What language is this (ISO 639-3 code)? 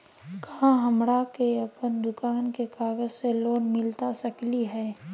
mag